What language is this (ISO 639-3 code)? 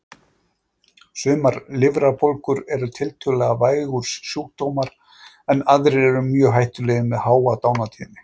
isl